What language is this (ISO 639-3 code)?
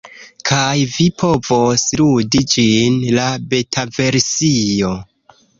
epo